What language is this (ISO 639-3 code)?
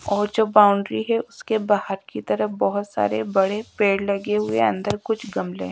hin